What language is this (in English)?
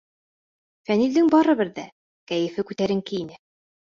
Bashkir